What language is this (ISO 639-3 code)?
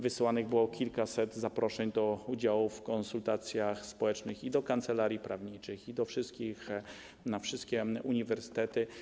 pol